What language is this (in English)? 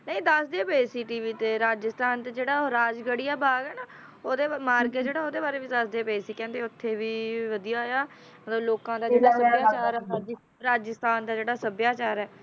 Punjabi